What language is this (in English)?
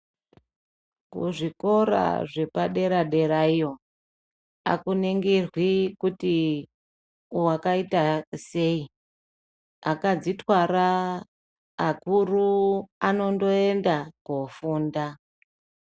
Ndau